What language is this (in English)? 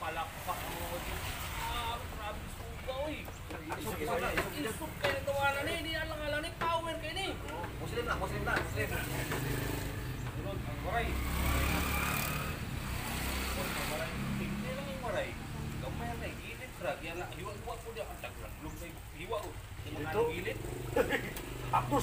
Indonesian